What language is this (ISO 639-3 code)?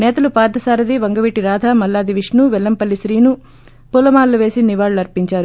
tel